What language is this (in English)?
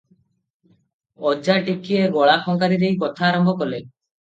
Odia